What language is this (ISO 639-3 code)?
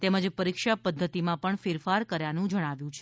guj